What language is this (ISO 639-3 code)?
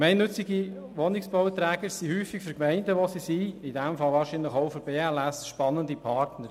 gsw